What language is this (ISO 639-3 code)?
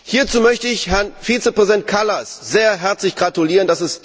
deu